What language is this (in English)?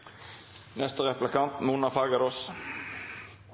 Norwegian Bokmål